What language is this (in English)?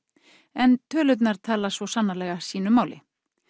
Icelandic